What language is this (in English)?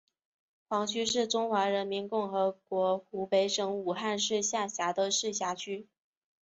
Chinese